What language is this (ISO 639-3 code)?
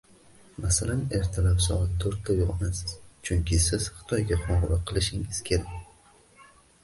uzb